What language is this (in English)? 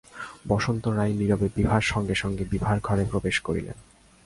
Bangla